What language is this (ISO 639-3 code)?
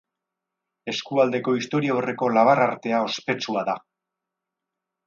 eus